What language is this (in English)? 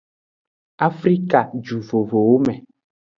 Aja (Benin)